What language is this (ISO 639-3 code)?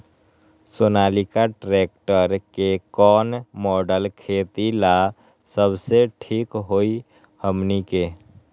mag